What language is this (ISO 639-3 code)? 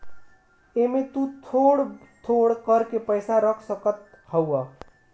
bho